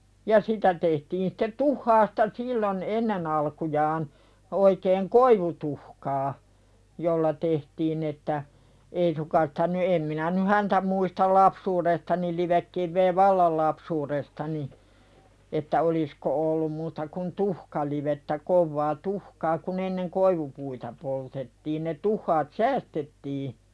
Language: Finnish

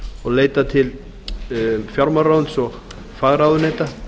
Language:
Icelandic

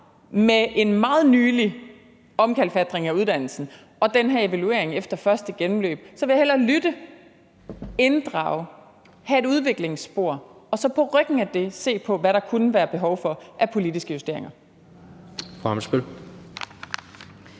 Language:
Danish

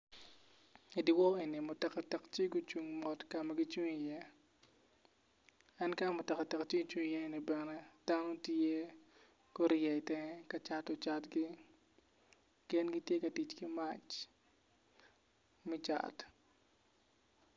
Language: Acoli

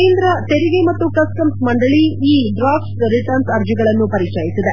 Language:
Kannada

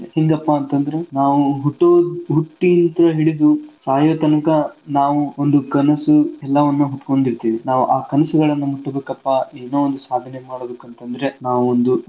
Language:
Kannada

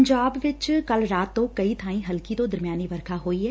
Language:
Punjabi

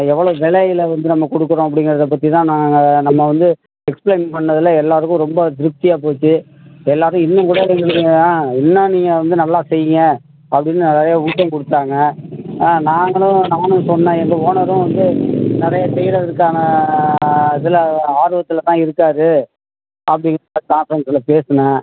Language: Tamil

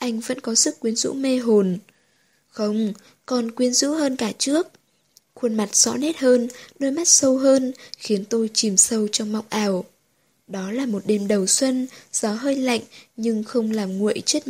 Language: Vietnamese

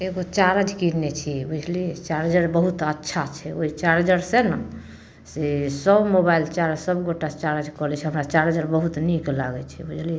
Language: Maithili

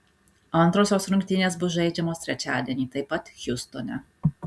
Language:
Lithuanian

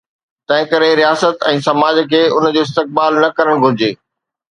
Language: Sindhi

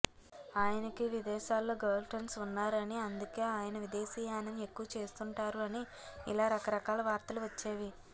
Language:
Telugu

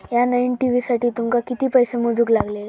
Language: Marathi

